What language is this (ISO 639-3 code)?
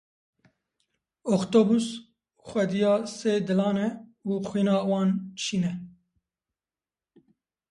kur